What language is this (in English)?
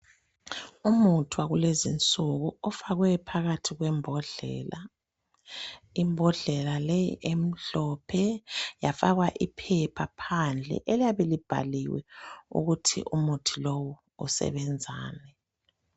North Ndebele